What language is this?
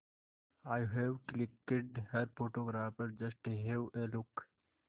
Hindi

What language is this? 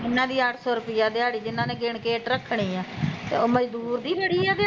Punjabi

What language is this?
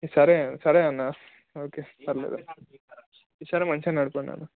Telugu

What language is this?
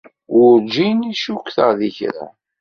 Kabyle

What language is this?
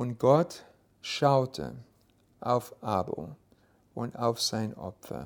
German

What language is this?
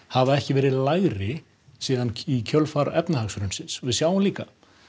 Icelandic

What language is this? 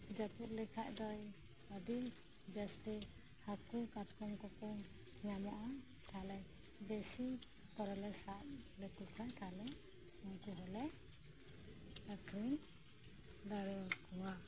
Santali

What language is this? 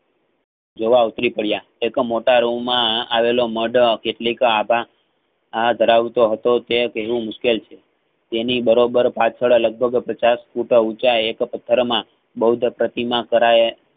Gujarati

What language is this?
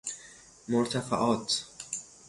Persian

